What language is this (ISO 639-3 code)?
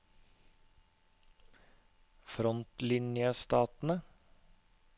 nor